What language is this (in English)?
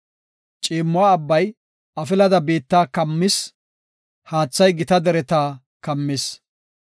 Gofa